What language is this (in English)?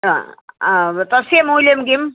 Sanskrit